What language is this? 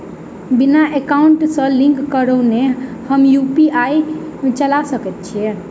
Maithili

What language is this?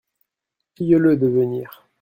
French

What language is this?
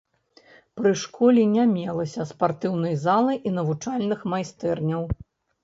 Belarusian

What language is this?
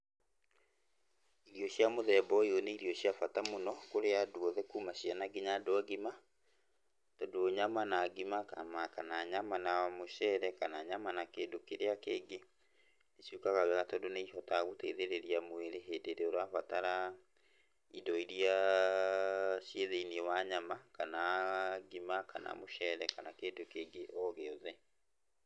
Kikuyu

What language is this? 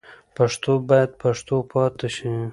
Pashto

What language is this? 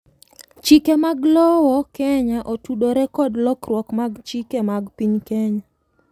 Luo (Kenya and Tanzania)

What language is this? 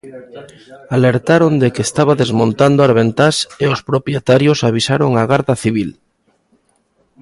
Galician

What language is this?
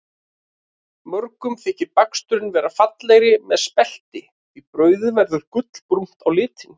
Icelandic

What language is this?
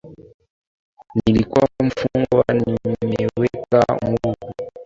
Swahili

